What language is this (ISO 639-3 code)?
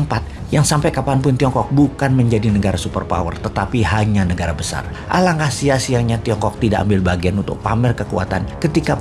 ind